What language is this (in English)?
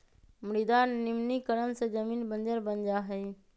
Magahi